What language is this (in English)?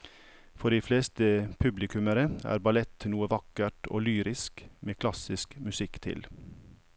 Norwegian